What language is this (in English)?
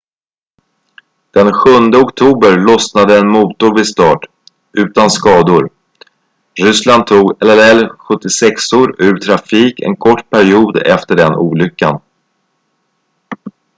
Swedish